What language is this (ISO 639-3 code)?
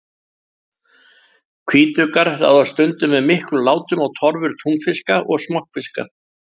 isl